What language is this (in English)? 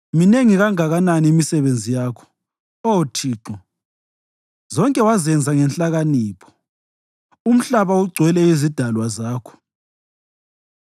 North Ndebele